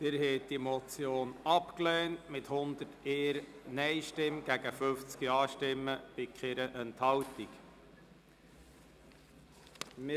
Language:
Swiss German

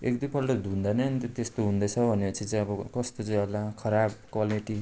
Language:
Nepali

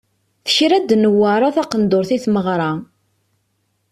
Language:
Kabyle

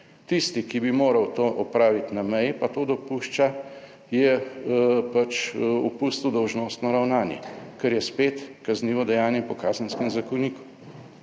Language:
Slovenian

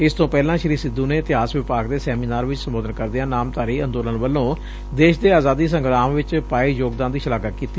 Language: Punjabi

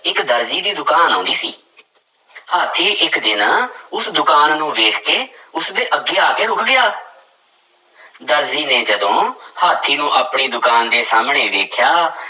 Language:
Punjabi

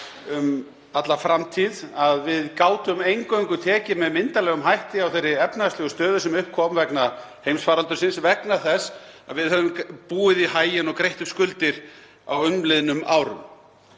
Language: Icelandic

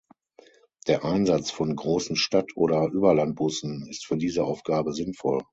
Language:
German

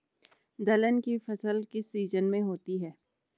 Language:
Hindi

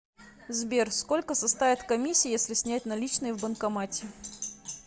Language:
Russian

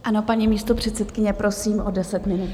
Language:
Czech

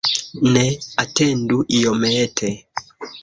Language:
Esperanto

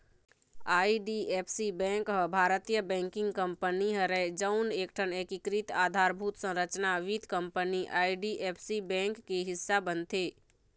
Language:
Chhattisgarhi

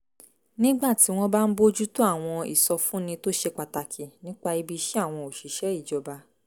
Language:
Yoruba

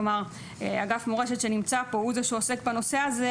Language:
Hebrew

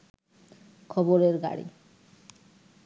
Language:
Bangla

